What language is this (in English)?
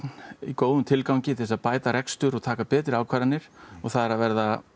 Icelandic